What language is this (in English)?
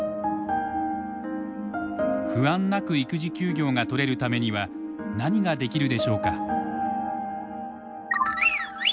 Japanese